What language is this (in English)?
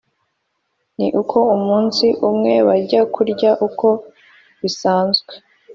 Kinyarwanda